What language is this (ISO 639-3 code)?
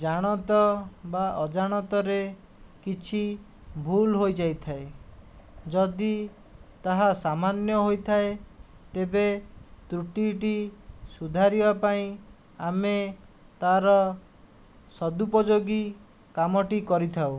ori